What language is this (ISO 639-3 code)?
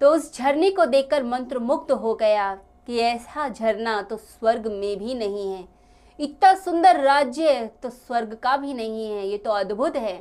hin